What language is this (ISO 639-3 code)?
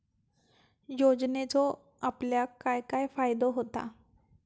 mar